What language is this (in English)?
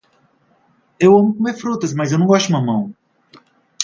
Portuguese